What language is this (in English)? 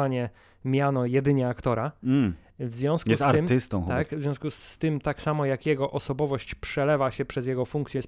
Polish